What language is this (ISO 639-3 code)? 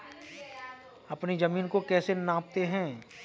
hin